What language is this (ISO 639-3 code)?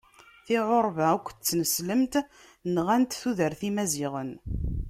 kab